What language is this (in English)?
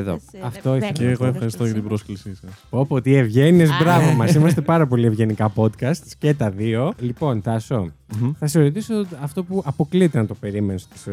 Greek